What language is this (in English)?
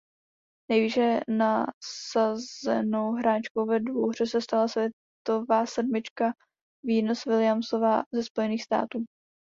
Czech